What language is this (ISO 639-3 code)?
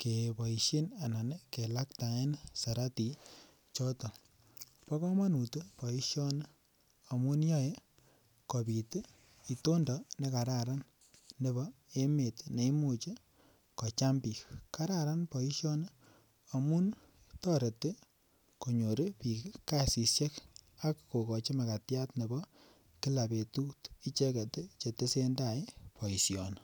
kln